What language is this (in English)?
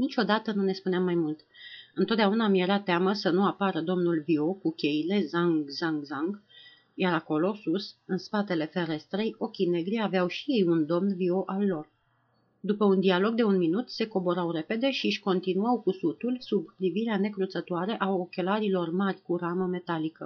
Romanian